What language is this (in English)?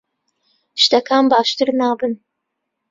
Central Kurdish